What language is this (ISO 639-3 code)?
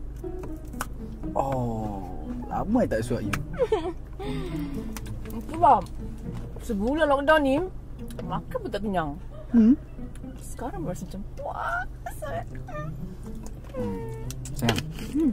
msa